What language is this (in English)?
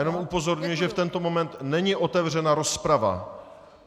Czech